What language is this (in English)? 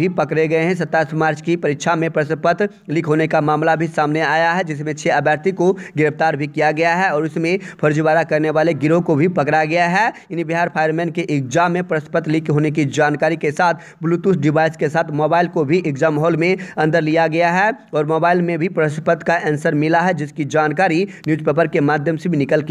Hindi